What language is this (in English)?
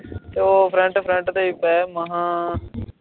Punjabi